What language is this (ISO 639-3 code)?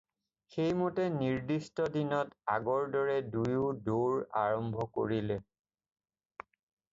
asm